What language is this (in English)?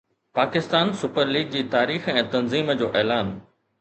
Sindhi